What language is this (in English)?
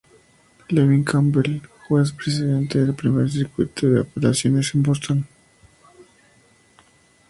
Spanish